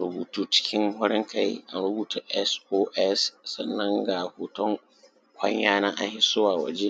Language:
Hausa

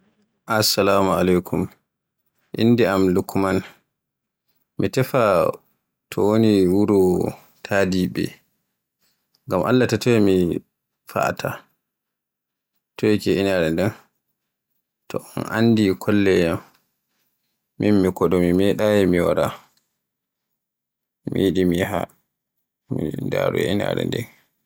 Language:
Borgu Fulfulde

